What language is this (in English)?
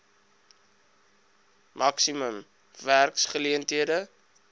Afrikaans